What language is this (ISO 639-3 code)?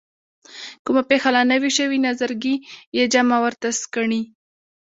pus